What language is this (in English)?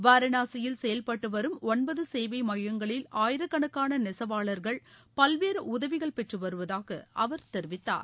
Tamil